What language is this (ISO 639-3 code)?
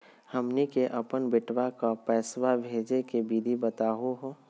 mag